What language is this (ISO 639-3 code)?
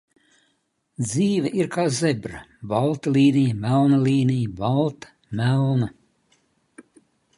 lav